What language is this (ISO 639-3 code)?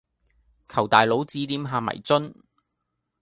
yue